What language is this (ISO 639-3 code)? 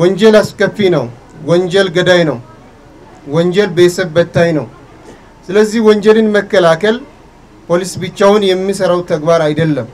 ara